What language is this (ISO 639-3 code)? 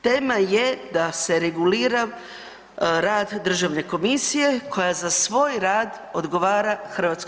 hrv